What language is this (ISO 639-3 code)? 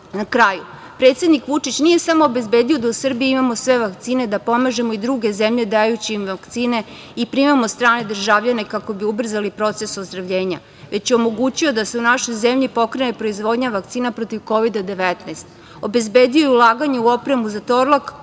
srp